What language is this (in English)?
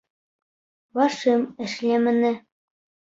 Bashkir